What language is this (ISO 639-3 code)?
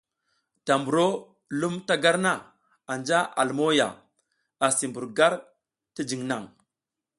giz